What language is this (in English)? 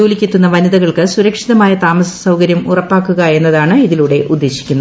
Malayalam